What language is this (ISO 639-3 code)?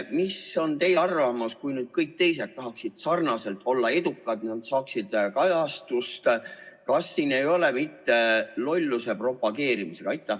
est